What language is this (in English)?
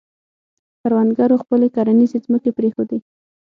Pashto